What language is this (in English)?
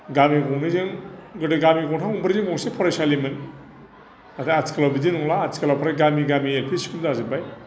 Bodo